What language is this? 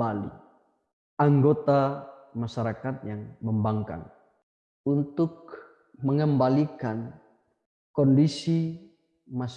Indonesian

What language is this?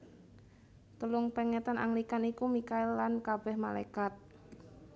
Javanese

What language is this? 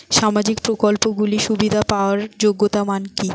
Bangla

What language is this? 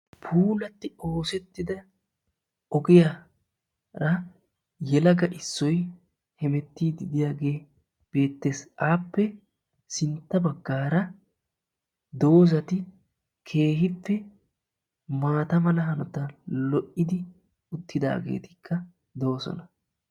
Wolaytta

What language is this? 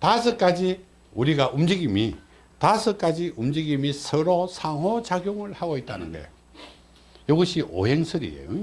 Korean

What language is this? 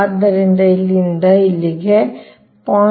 Kannada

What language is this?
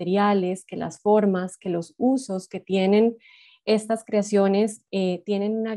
Spanish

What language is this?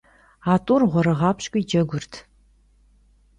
Kabardian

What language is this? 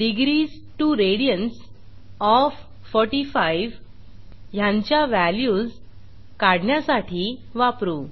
Marathi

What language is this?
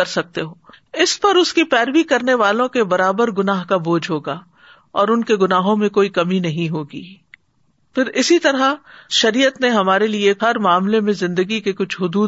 Urdu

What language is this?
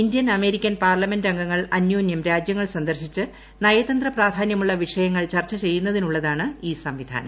Malayalam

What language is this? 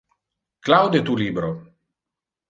Interlingua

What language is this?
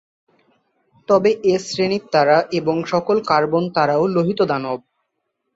Bangla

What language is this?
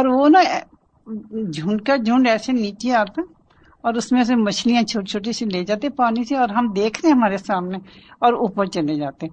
Urdu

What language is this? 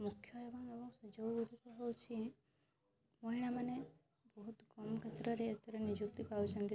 Odia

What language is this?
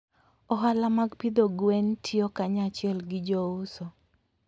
Luo (Kenya and Tanzania)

